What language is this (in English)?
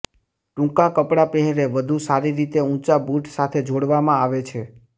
Gujarati